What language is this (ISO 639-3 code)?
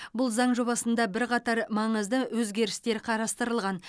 kaz